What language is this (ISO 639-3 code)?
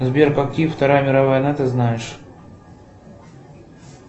rus